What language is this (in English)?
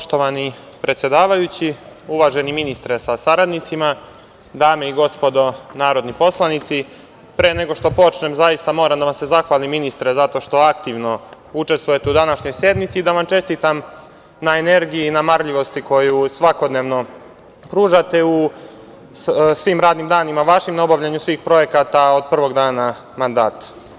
Serbian